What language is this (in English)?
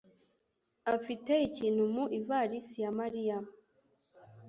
Kinyarwanda